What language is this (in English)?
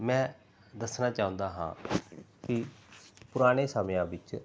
Punjabi